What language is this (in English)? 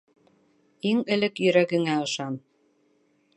Bashkir